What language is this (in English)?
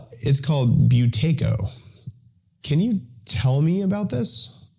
English